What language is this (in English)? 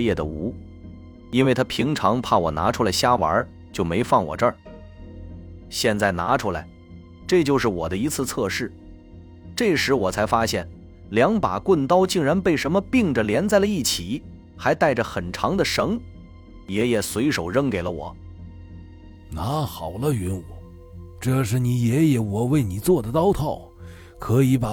Chinese